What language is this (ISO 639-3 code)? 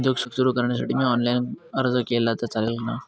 mar